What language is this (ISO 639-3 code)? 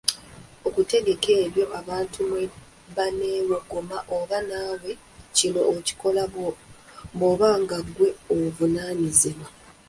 lug